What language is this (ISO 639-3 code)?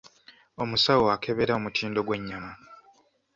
lug